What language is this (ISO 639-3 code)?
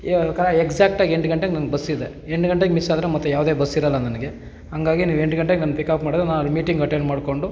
kan